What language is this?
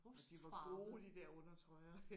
Danish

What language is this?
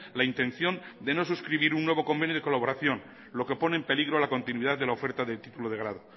Spanish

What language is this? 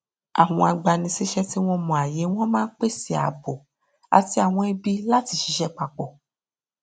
Yoruba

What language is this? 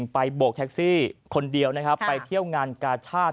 Thai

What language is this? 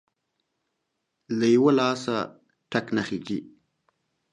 Pashto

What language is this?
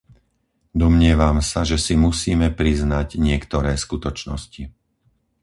Slovak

